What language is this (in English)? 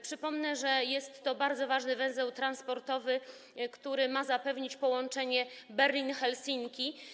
Polish